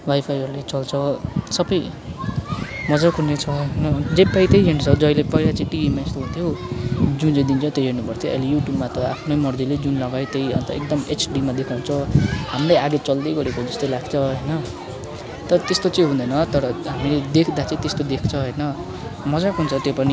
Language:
Nepali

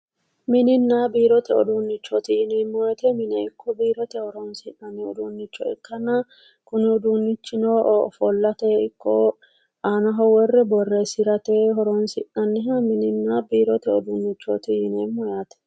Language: Sidamo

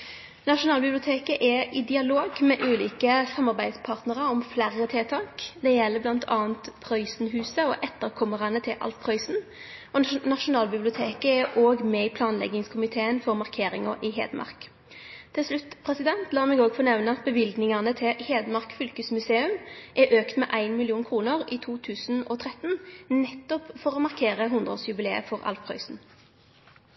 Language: Norwegian Nynorsk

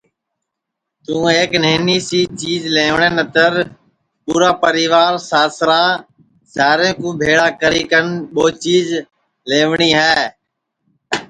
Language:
Sansi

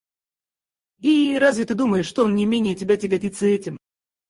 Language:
Russian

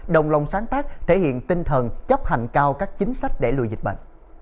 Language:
Vietnamese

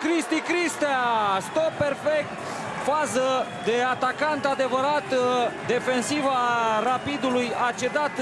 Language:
Romanian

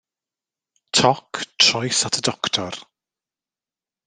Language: Welsh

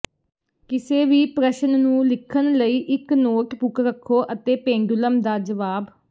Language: Punjabi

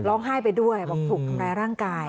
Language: Thai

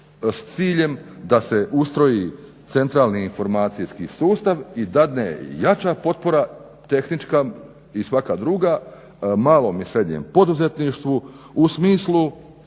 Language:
Croatian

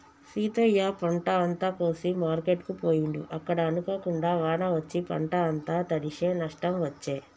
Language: Telugu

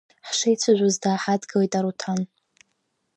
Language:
Abkhazian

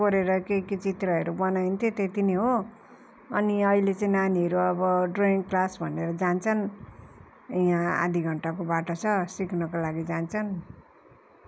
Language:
Nepali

